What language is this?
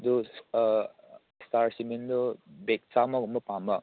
Manipuri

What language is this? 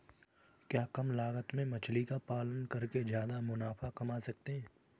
Hindi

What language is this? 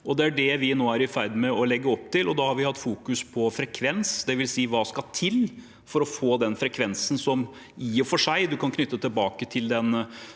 Norwegian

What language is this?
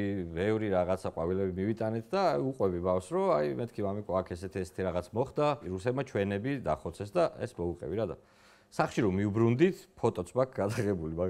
Romanian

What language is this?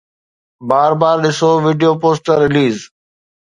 Sindhi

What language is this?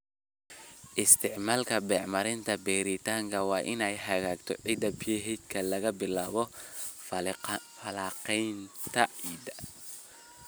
Somali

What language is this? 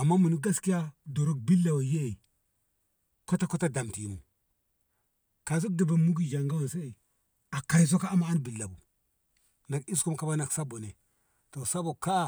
Ngamo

